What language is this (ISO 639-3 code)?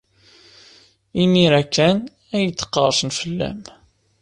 kab